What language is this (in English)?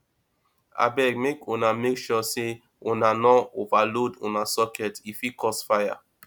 Nigerian Pidgin